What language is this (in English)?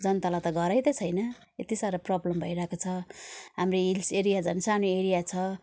Nepali